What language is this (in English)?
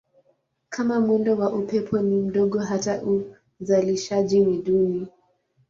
Swahili